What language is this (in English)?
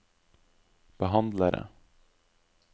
Norwegian